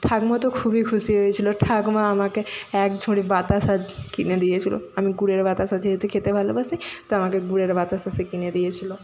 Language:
Bangla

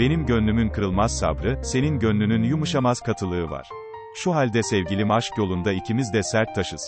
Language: Turkish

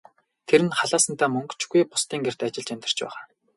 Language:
Mongolian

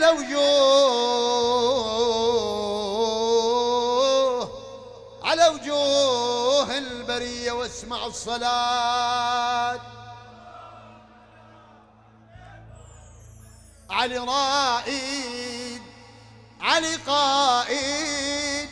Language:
Arabic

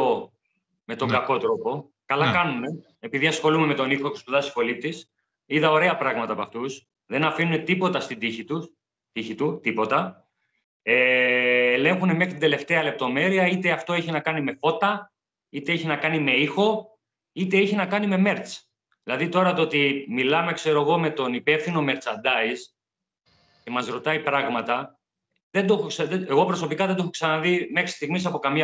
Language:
Greek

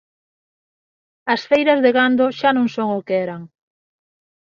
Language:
Galician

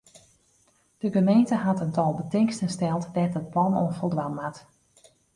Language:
Western Frisian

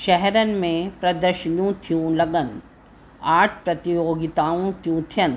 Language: Sindhi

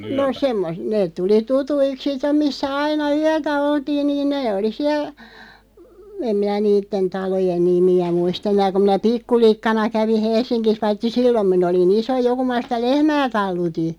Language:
Finnish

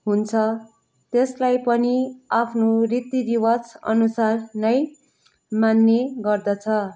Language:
Nepali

